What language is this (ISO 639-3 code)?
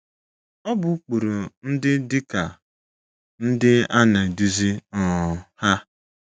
ibo